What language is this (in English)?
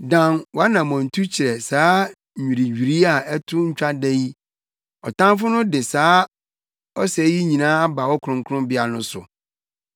Akan